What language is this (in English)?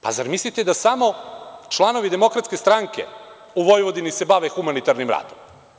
Serbian